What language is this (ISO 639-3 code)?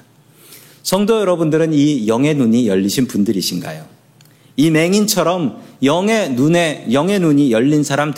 kor